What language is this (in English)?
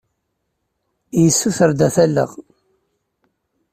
Kabyle